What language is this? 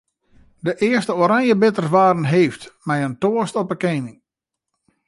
Western Frisian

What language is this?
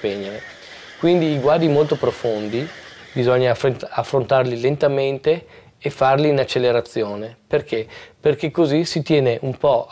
Italian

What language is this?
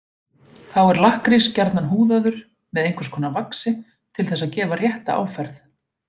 Icelandic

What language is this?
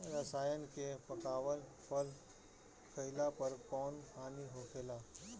Bhojpuri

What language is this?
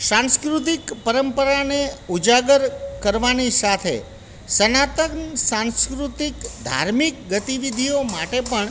Gujarati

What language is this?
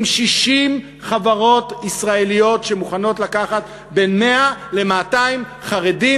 Hebrew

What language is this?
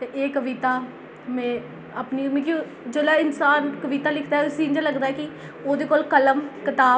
Dogri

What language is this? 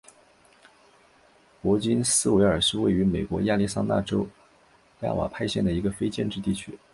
Chinese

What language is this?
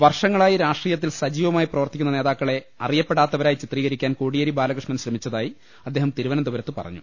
Malayalam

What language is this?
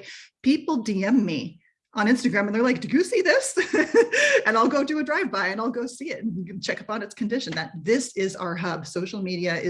English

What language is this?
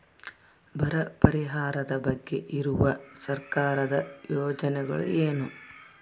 Kannada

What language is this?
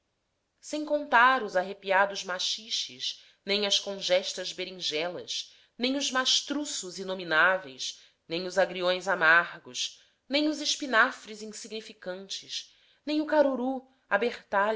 Portuguese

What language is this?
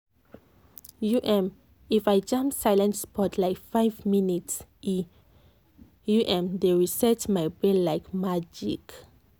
Nigerian Pidgin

